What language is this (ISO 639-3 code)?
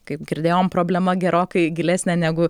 lit